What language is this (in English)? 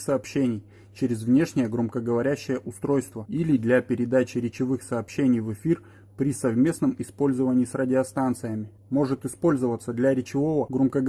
Russian